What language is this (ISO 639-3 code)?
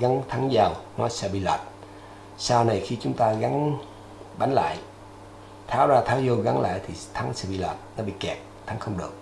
vie